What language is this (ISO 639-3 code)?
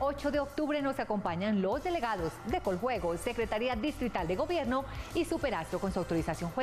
spa